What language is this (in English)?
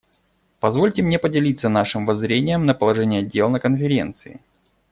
Russian